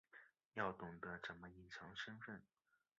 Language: Chinese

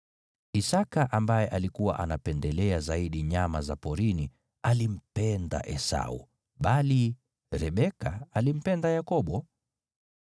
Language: Swahili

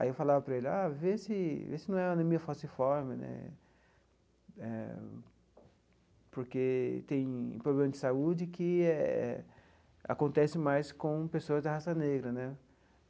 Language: Portuguese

